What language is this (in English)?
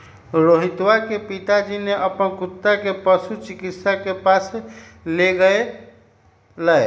Magahi